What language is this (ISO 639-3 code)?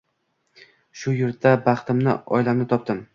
uzb